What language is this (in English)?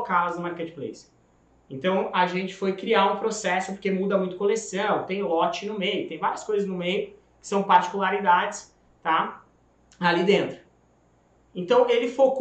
Portuguese